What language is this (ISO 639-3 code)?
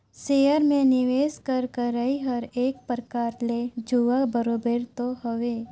hne